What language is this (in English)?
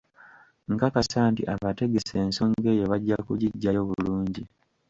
Ganda